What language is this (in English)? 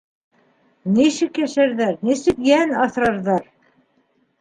Bashkir